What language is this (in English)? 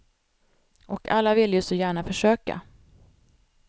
Swedish